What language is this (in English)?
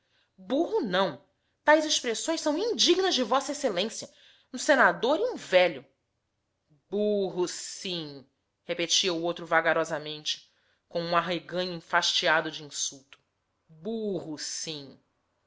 Portuguese